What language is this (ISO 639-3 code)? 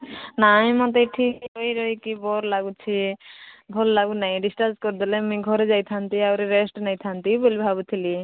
ori